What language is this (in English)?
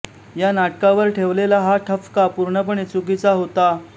Marathi